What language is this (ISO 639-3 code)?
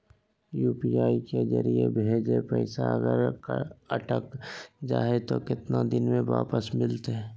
mag